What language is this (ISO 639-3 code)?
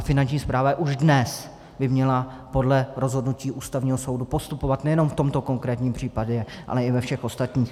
ces